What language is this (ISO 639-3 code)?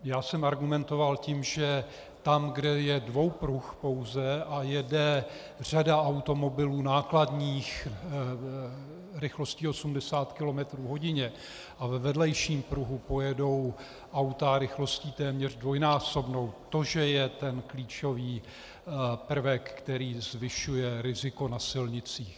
ces